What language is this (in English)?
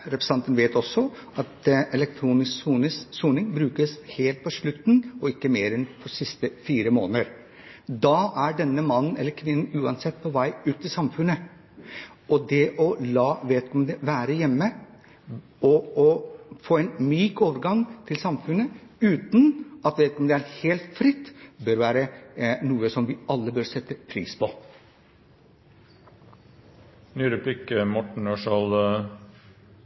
Norwegian Bokmål